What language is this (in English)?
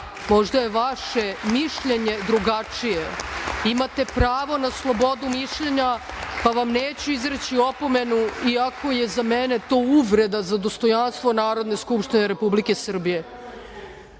Serbian